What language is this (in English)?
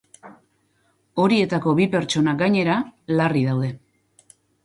Basque